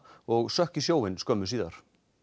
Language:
Icelandic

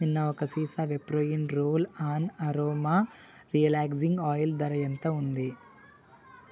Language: Telugu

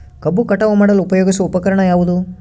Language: Kannada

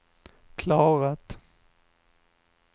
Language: Swedish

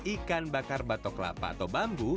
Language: Indonesian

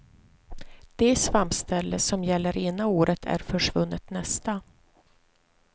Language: Swedish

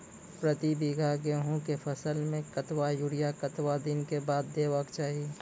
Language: Maithili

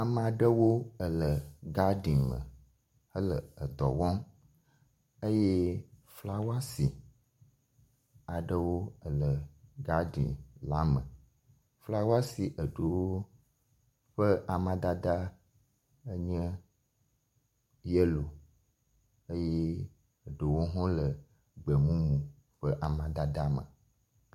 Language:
Ewe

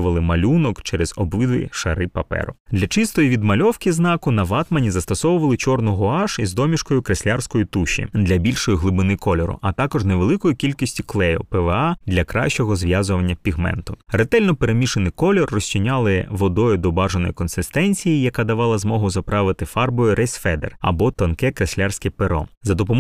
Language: Ukrainian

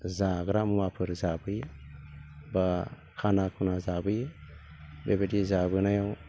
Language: Bodo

